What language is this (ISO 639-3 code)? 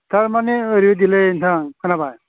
brx